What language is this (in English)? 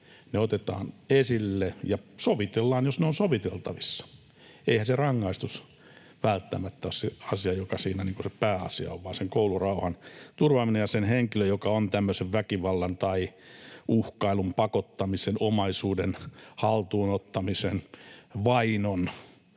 Finnish